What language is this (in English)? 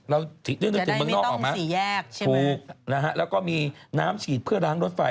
Thai